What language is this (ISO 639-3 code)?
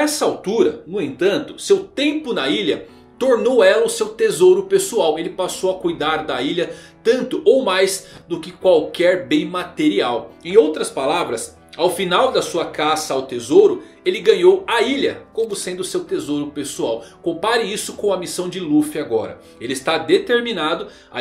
por